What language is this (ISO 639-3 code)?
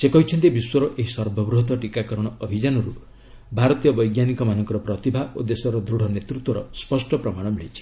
ori